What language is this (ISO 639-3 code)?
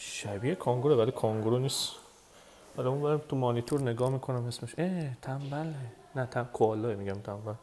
fas